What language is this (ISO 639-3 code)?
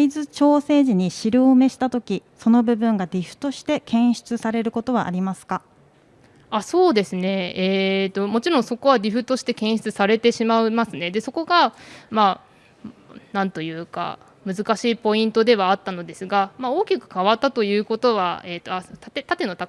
jpn